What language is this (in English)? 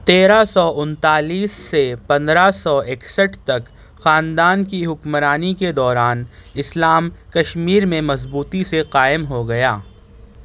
Urdu